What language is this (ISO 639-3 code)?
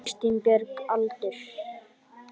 isl